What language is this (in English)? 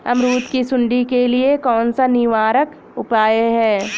Hindi